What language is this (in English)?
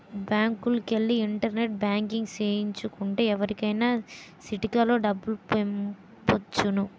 Telugu